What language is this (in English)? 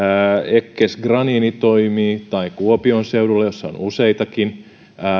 Finnish